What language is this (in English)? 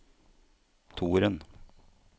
Norwegian